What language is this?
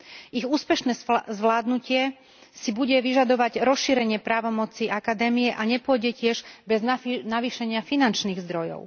Slovak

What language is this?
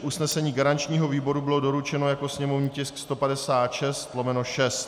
Czech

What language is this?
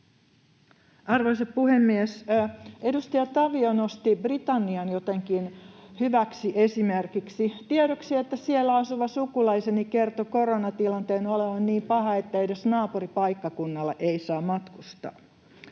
Finnish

